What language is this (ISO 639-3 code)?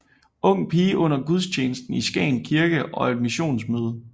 dan